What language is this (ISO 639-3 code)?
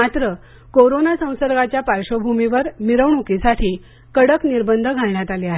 mar